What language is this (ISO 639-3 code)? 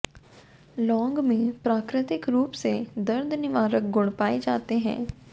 hin